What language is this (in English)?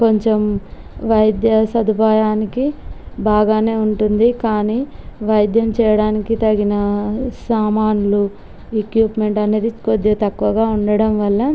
Telugu